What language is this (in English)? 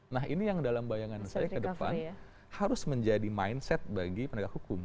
Indonesian